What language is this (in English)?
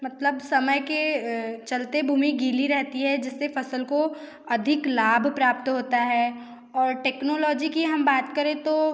Hindi